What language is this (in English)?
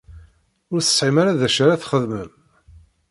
Kabyle